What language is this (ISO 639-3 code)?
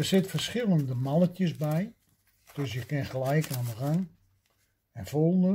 nld